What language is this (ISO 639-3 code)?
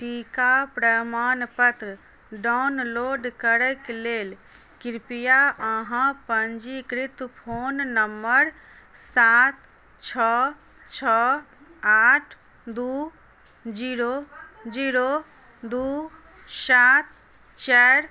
mai